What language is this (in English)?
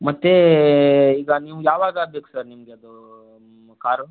Kannada